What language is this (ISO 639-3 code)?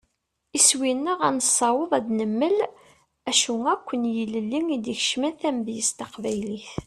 kab